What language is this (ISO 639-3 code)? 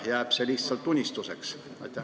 est